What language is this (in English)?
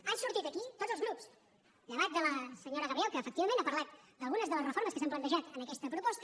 Catalan